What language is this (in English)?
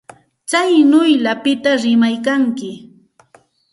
Santa Ana de Tusi Pasco Quechua